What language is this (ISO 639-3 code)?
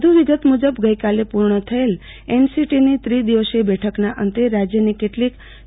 guj